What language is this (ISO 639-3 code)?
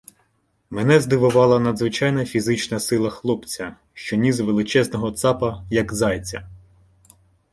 ukr